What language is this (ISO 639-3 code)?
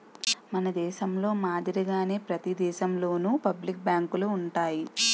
tel